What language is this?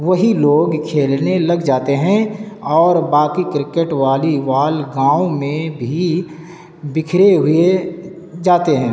Urdu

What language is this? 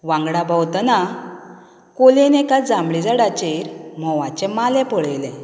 Konkani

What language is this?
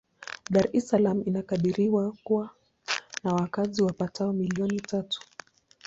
Swahili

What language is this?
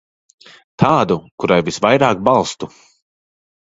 Latvian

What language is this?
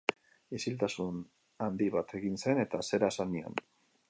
Basque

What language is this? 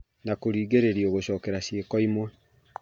Kikuyu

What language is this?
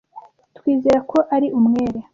Kinyarwanda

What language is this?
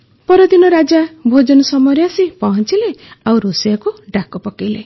Odia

